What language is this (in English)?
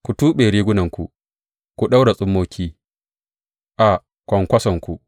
Hausa